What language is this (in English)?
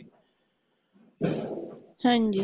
Punjabi